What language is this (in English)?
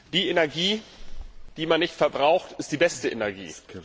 German